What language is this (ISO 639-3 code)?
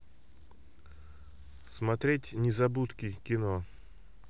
rus